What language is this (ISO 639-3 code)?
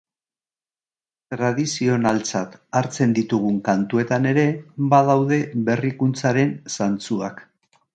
eus